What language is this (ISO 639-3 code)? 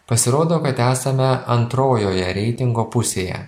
lit